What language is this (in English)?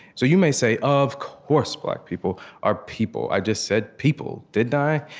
English